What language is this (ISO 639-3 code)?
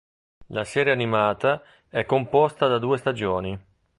ita